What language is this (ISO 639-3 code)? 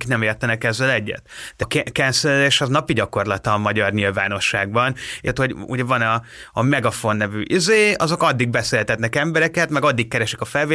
hun